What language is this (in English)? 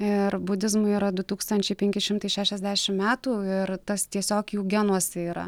Lithuanian